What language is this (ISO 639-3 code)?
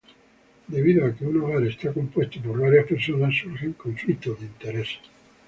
spa